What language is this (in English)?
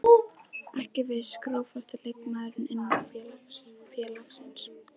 Icelandic